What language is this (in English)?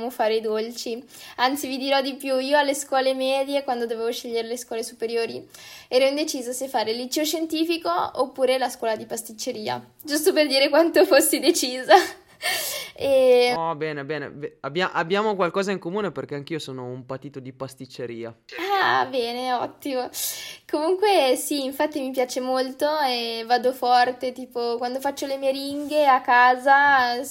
Italian